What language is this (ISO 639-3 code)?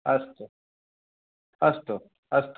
san